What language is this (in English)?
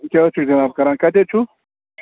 Kashmiri